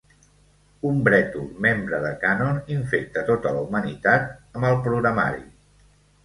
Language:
Catalan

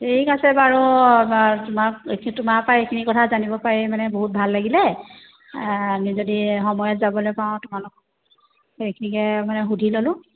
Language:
Assamese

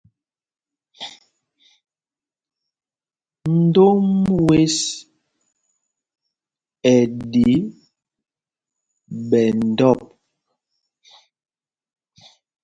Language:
Mpumpong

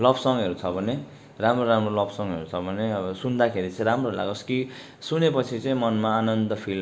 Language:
Nepali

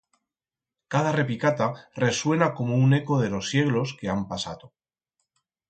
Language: Aragonese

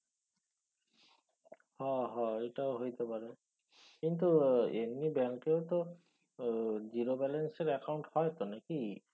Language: Bangla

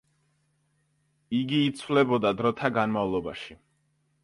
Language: Georgian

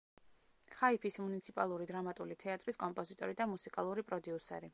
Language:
Georgian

